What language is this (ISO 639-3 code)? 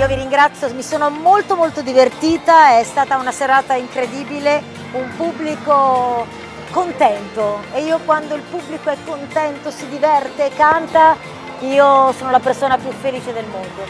ita